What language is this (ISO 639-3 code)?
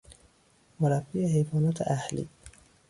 fas